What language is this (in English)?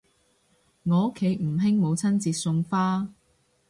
Cantonese